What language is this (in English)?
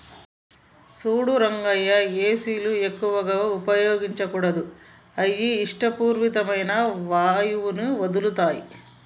Telugu